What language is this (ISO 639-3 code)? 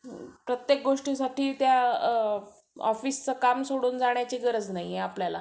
mar